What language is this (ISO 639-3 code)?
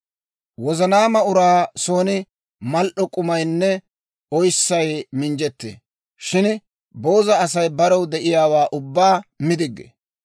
dwr